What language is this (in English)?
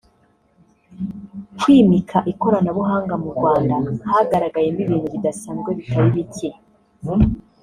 Kinyarwanda